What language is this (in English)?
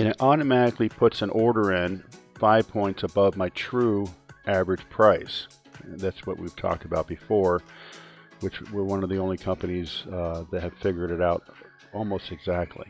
English